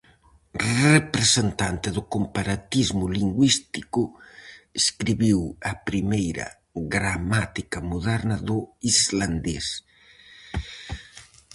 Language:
Galician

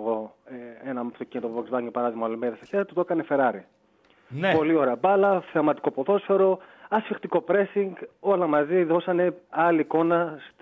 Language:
Greek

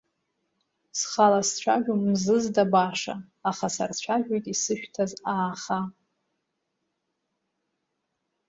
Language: Abkhazian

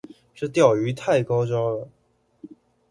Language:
Chinese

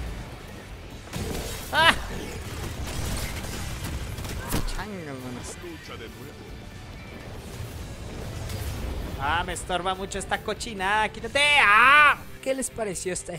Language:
Spanish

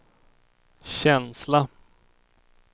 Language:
Swedish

